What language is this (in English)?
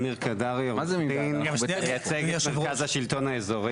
Hebrew